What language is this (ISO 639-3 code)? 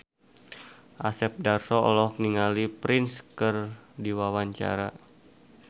sun